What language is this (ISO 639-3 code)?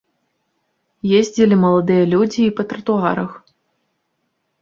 bel